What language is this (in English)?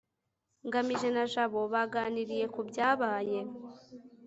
Kinyarwanda